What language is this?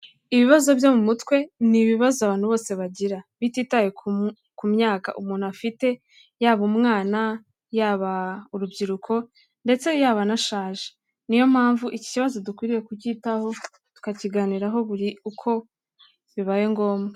Kinyarwanda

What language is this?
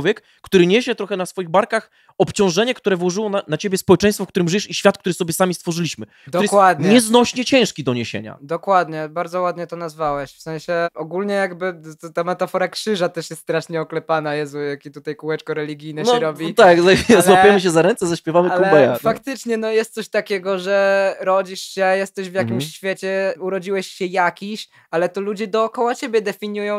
Polish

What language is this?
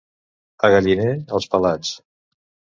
Catalan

